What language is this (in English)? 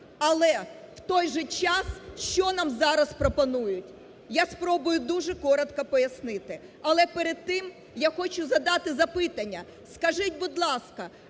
Ukrainian